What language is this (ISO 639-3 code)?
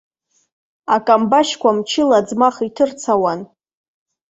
abk